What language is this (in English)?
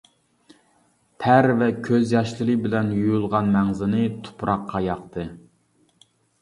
Uyghur